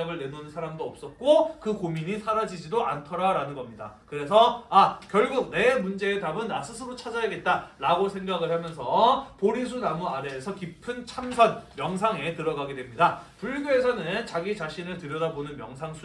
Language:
Korean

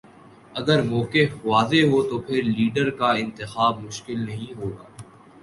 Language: Urdu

